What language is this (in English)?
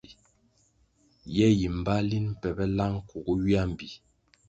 Kwasio